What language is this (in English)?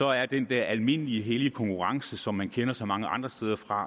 Danish